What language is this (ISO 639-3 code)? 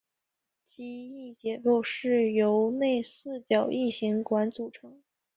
zho